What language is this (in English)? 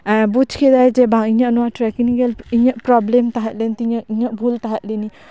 Santali